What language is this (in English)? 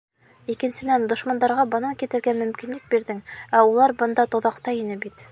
Bashkir